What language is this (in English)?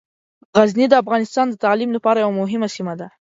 Pashto